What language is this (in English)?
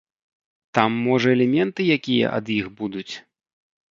Belarusian